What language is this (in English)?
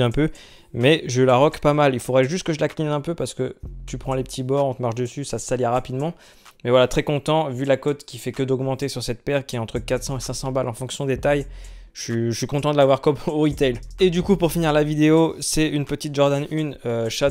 French